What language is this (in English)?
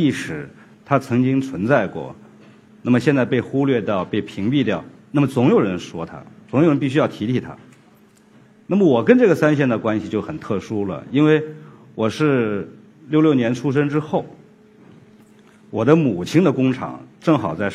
Chinese